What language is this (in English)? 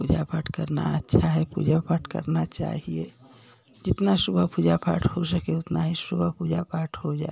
Hindi